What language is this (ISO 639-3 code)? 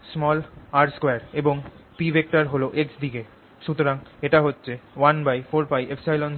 ben